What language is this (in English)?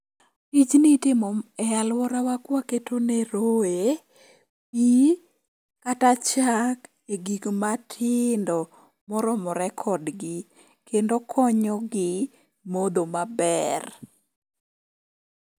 Luo (Kenya and Tanzania)